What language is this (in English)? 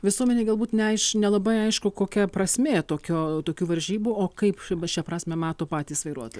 Lithuanian